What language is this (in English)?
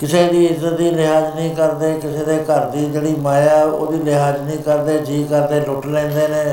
Punjabi